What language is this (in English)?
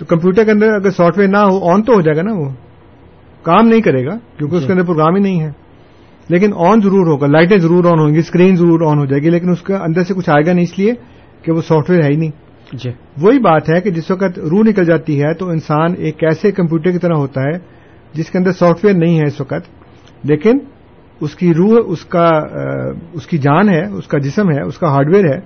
Urdu